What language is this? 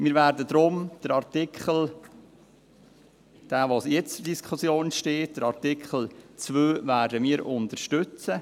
Swiss German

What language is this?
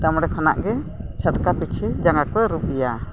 Santali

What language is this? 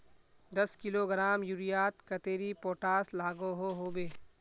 Magahi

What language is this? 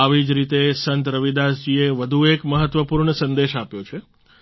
Gujarati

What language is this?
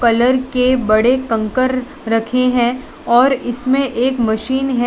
Hindi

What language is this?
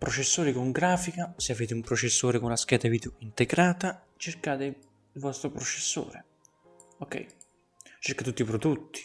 Italian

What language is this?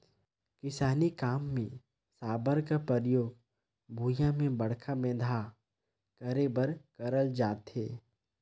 Chhattisgarhi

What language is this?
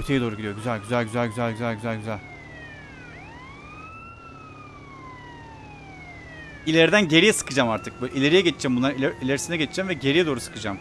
Turkish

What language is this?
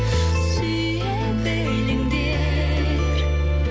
Kazakh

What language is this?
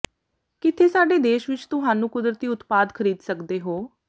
Punjabi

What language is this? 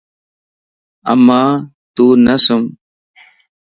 Lasi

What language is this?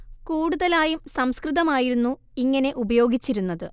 Malayalam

